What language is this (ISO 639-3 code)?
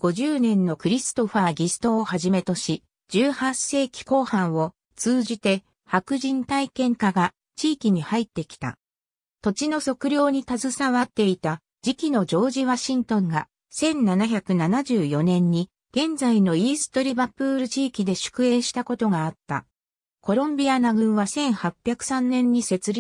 jpn